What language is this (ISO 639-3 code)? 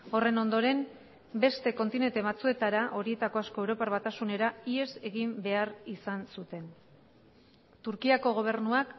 eus